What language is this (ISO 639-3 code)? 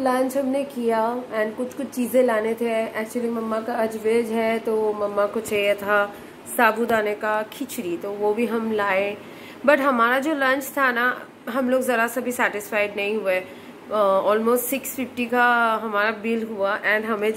hin